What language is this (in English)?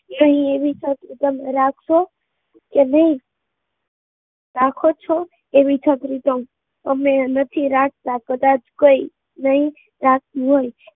Gujarati